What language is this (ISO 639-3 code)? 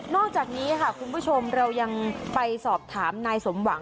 tha